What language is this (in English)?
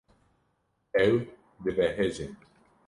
Kurdish